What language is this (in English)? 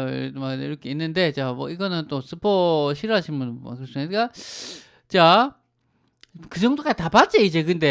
Korean